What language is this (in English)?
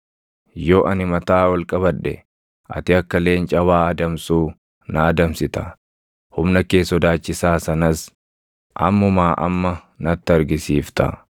Oromo